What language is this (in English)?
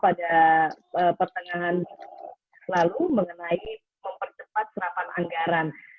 Indonesian